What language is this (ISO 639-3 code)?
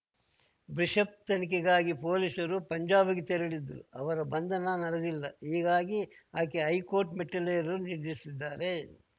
kan